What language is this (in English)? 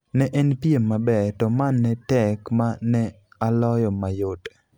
Luo (Kenya and Tanzania)